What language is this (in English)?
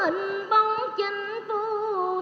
Vietnamese